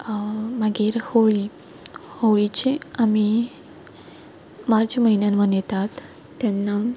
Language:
Konkani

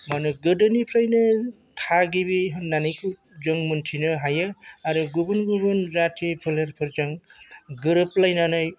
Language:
Bodo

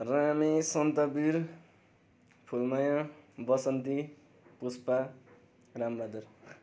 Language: Nepali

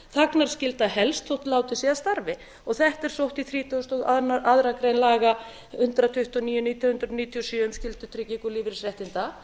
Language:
Icelandic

